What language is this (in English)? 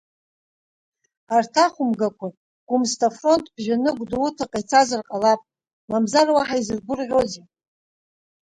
Abkhazian